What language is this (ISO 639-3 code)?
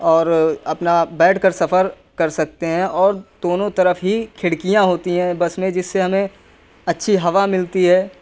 urd